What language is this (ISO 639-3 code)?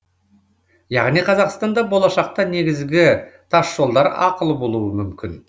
kaz